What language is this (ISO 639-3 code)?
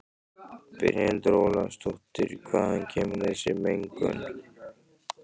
isl